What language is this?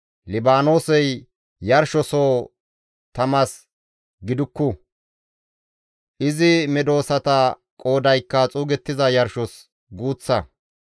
Gamo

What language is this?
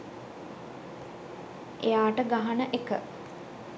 Sinhala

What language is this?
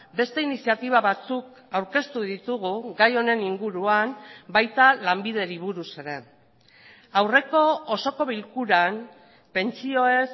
Basque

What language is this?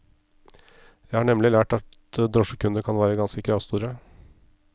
Norwegian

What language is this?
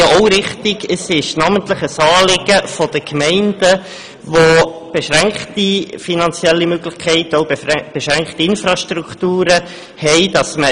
Swiss German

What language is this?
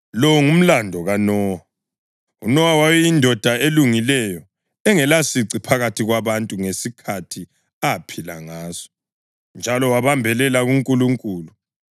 North Ndebele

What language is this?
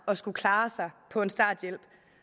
Danish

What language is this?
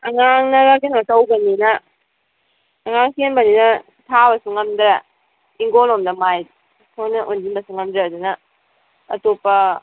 Manipuri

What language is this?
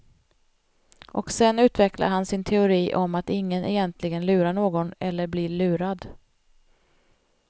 Swedish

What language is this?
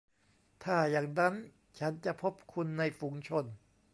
Thai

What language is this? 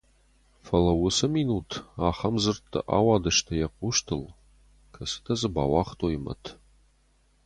Ossetic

